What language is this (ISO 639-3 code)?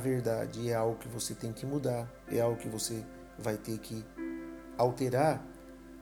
por